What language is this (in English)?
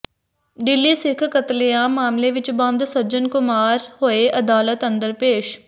Punjabi